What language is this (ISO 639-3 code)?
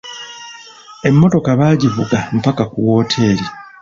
lug